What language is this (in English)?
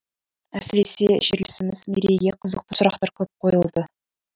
Kazakh